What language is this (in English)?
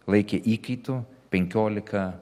Lithuanian